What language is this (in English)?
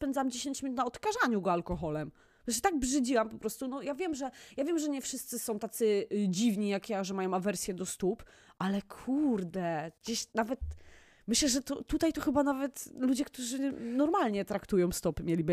Polish